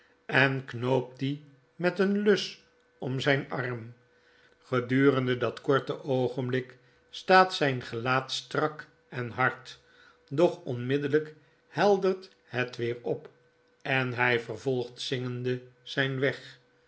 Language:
Dutch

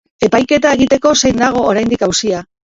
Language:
Basque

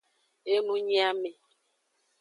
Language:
Aja (Benin)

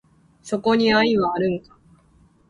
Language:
Japanese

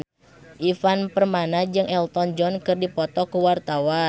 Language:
Sundanese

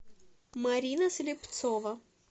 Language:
Russian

